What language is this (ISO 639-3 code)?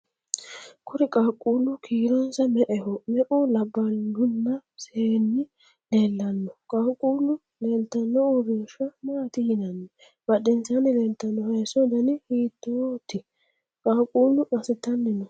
sid